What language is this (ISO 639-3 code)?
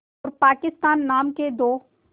hin